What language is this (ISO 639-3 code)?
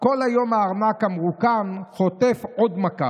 heb